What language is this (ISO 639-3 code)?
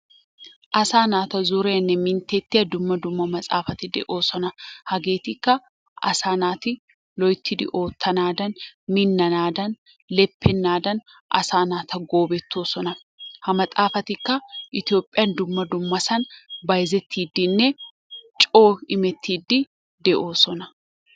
wal